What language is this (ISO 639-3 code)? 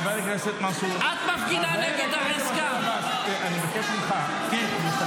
heb